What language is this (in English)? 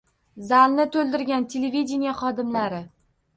Uzbek